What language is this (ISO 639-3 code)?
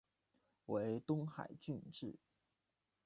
zho